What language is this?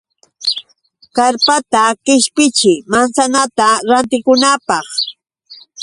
Yauyos Quechua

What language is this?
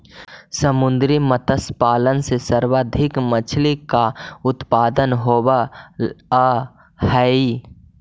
Magahi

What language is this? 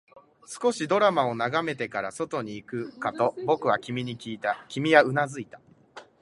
Japanese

